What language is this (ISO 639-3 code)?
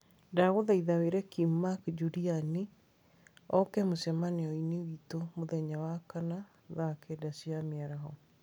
kik